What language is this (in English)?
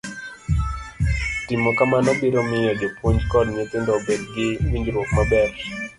Luo (Kenya and Tanzania)